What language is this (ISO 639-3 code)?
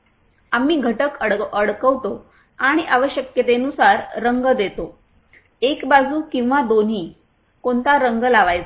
mar